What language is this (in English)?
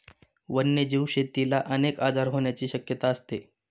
Marathi